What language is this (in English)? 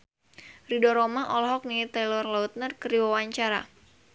Sundanese